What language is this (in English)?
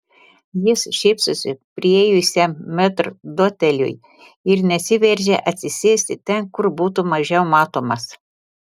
Lithuanian